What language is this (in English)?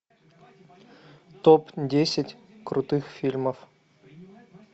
Russian